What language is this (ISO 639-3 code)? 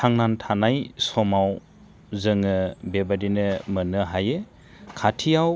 brx